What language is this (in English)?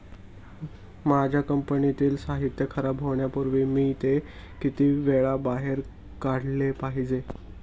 Marathi